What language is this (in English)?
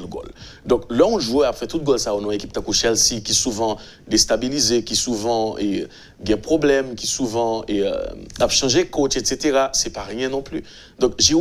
French